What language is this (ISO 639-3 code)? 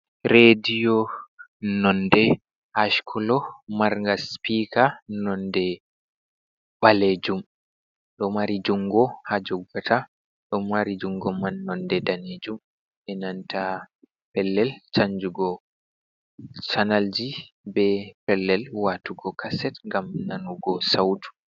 ful